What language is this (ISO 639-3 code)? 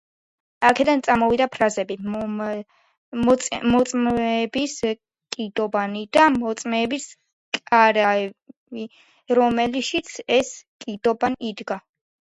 kat